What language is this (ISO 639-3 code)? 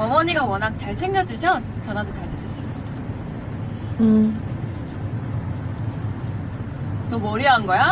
kor